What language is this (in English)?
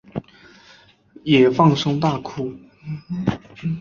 Chinese